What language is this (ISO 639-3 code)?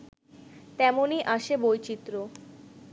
ben